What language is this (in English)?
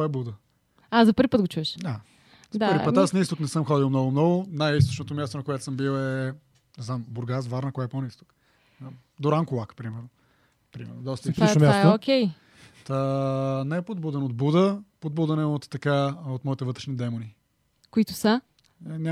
Bulgarian